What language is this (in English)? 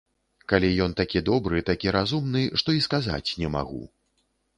Belarusian